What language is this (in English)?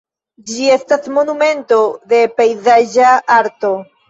Esperanto